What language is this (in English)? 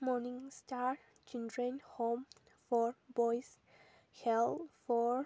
Manipuri